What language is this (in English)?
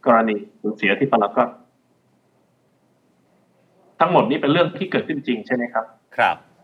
Thai